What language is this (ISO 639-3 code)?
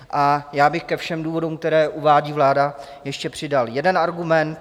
ces